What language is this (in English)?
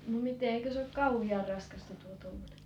Finnish